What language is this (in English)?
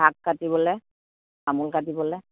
Assamese